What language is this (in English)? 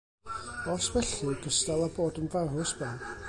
Welsh